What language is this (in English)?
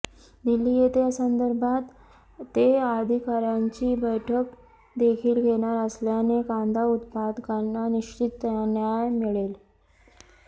Marathi